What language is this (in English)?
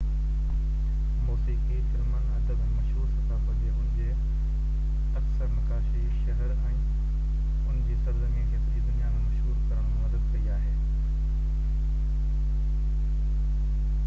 Sindhi